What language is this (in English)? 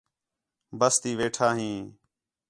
Khetrani